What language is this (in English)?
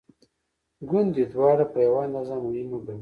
Pashto